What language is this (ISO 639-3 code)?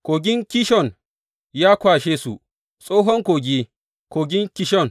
hau